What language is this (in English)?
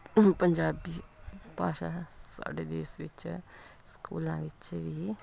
Punjabi